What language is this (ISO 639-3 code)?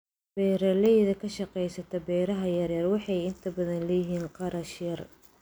som